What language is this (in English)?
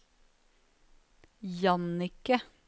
Norwegian